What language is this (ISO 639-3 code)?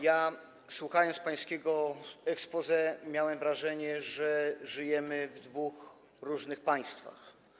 pol